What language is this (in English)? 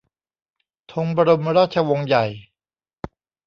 Thai